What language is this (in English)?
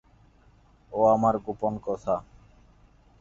Bangla